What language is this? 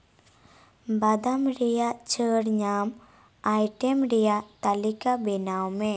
Santali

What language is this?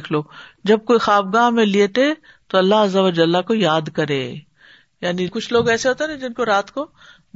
Urdu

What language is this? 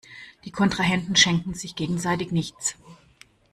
German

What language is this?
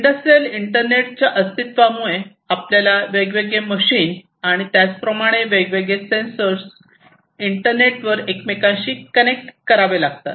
Marathi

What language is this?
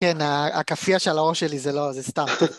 Hebrew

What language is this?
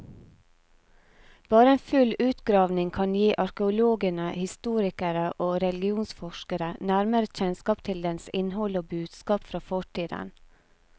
Norwegian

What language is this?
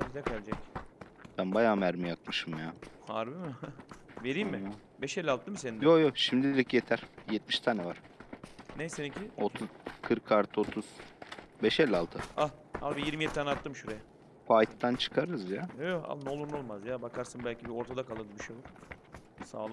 Turkish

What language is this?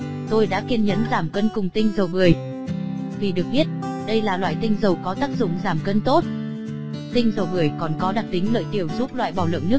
Vietnamese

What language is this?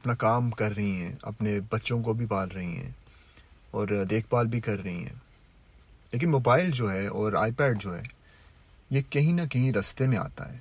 Urdu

